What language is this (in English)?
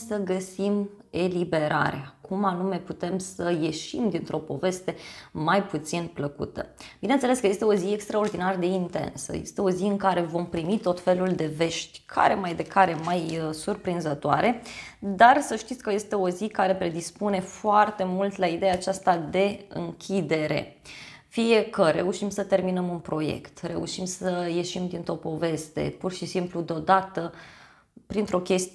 Romanian